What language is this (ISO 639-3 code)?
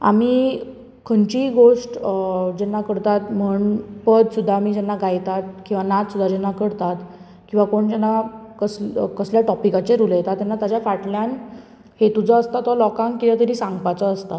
kok